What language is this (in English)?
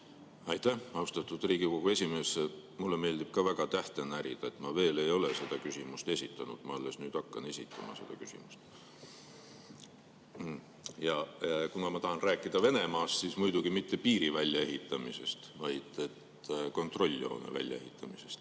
Estonian